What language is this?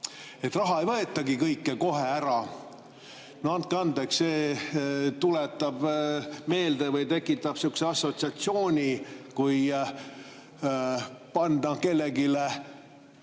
Estonian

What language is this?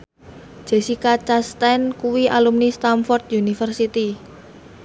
Javanese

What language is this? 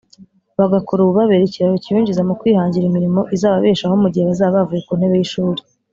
Kinyarwanda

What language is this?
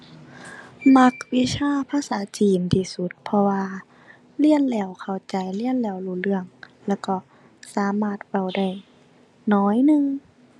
Thai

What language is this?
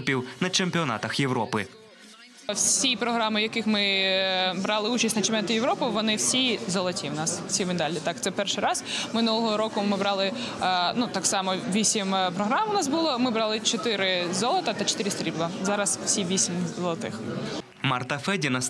Ukrainian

